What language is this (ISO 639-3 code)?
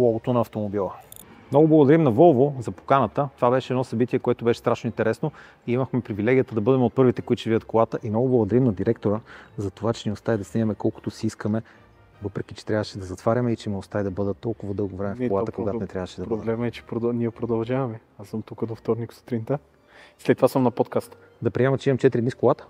bul